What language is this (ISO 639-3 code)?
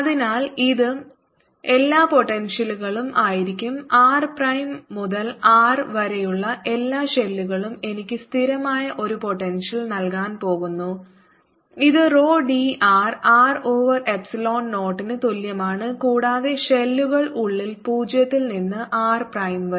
mal